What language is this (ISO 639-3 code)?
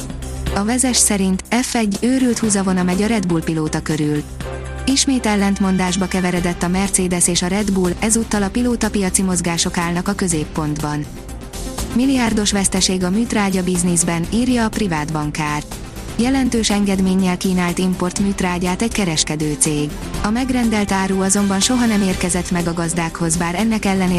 hun